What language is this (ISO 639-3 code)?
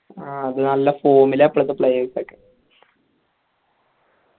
mal